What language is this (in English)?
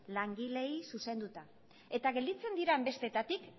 Basque